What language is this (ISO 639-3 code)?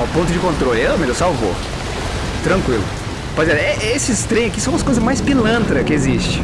por